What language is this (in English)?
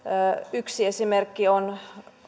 Finnish